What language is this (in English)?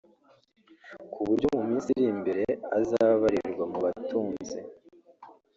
Kinyarwanda